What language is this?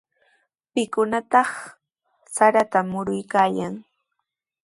Sihuas Ancash Quechua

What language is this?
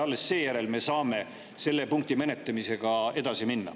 Estonian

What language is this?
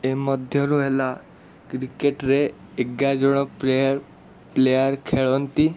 Odia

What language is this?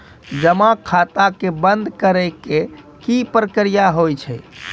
Maithili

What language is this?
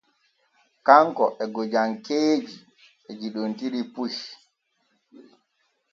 Borgu Fulfulde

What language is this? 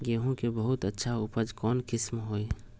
Magahi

